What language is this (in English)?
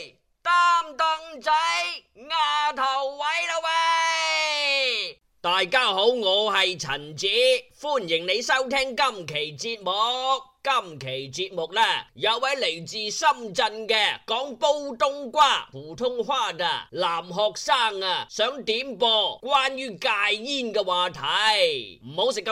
Chinese